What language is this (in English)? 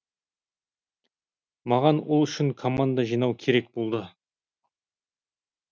Kazakh